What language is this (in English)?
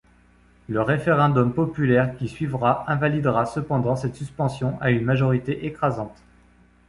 French